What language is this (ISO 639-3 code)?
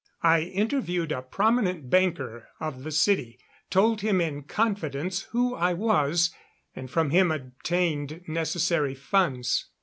eng